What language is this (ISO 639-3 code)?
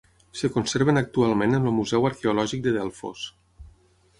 cat